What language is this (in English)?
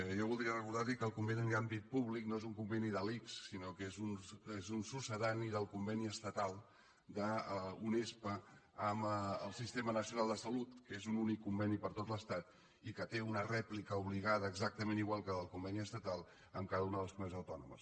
Catalan